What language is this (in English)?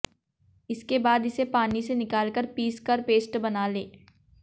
Hindi